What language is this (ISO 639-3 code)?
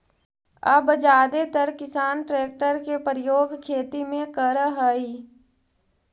mag